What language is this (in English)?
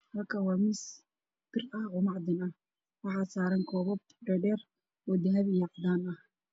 Somali